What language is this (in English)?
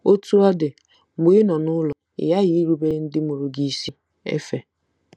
Igbo